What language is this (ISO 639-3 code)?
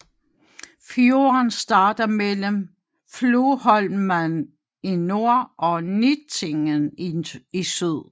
dan